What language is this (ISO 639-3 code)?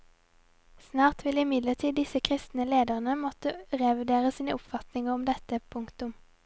nor